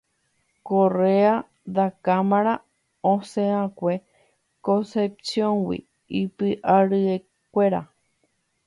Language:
Guarani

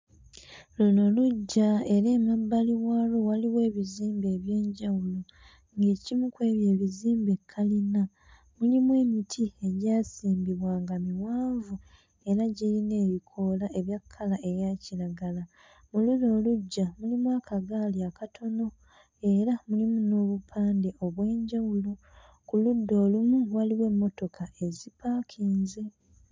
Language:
Ganda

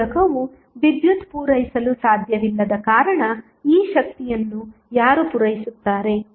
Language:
Kannada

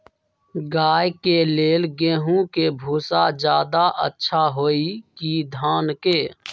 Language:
Magahi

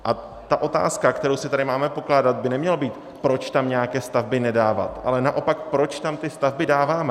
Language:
Czech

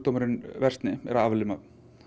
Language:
Icelandic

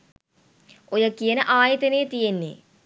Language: Sinhala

